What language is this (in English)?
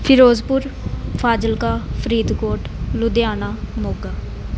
Punjabi